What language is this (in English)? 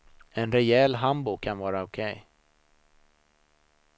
Swedish